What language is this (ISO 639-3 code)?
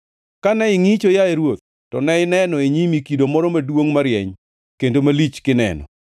luo